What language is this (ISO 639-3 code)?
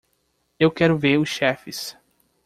por